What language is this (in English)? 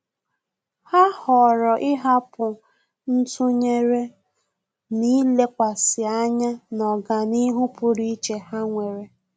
Igbo